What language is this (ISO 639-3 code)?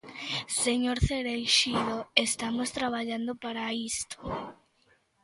glg